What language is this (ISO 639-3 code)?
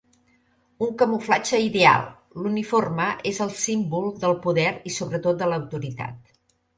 cat